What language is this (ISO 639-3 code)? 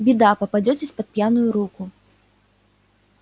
rus